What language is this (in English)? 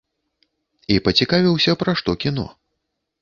Belarusian